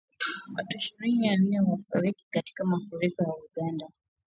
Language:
Swahili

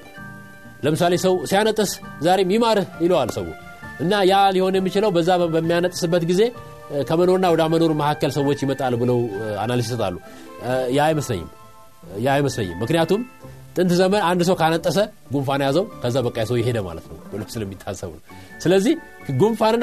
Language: Amharic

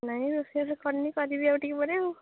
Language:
Odia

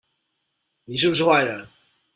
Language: Chinese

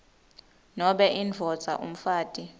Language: Swati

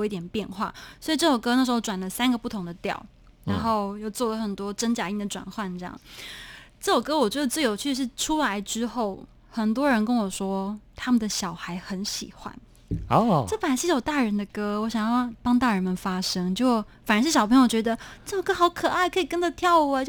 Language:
Chinese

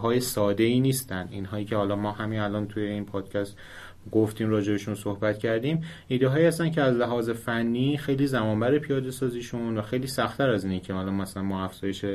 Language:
Persian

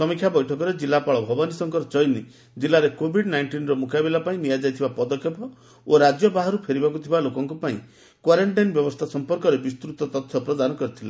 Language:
Odia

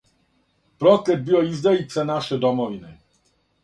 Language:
Serbian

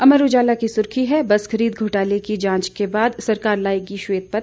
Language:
Hindi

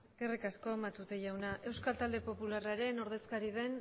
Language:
Basque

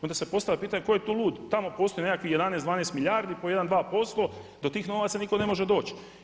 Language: Croatian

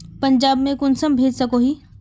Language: Magahi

